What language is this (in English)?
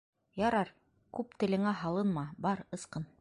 Bashkir